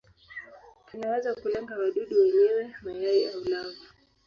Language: Swahili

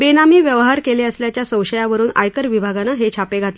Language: Marathi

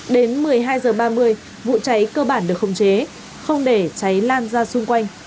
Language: Vietnamese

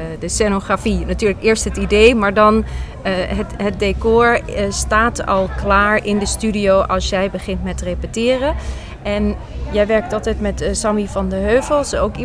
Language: Dutch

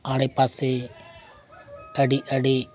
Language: Santali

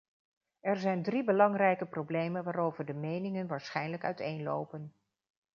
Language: Dutch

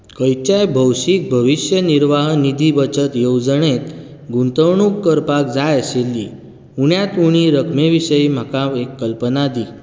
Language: Konkani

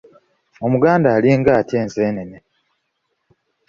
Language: Ganda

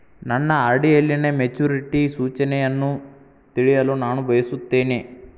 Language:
Kannada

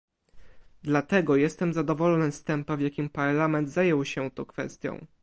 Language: Polish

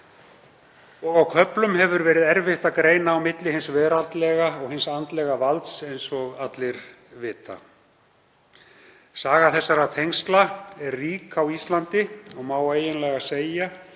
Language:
Icelandic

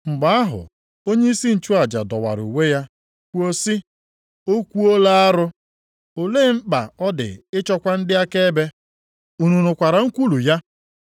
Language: Igbo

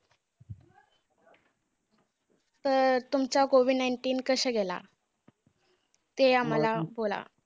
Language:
Marathi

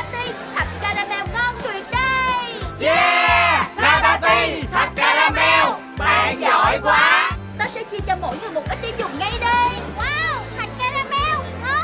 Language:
Vietnamese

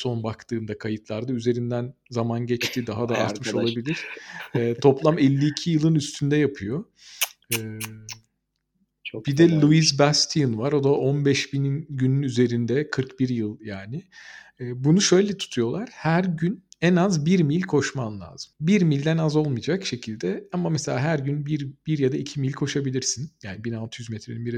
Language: Turkish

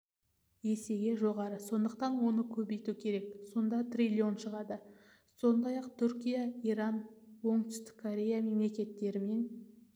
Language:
Kazakh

